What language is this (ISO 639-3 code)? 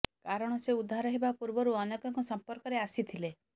ori